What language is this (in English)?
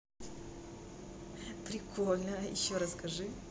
Russian